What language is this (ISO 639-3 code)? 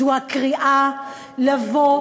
heb